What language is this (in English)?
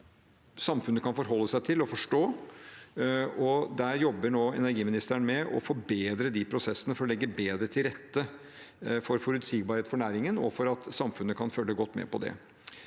Norwegian